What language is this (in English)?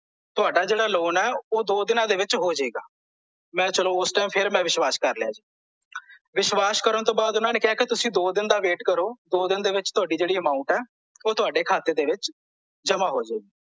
Punjabi